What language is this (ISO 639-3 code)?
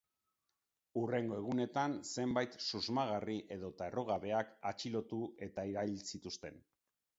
eus